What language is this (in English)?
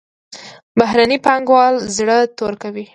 Pashto